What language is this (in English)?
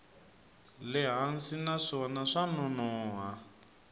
Tsonga